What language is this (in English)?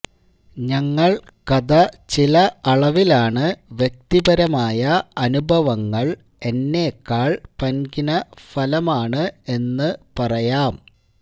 Malayalam